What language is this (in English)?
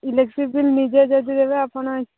Odia